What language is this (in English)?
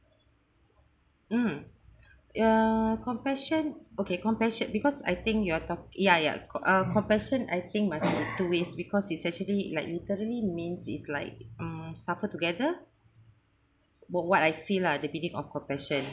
English